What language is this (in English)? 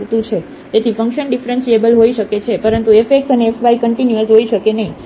Gujarati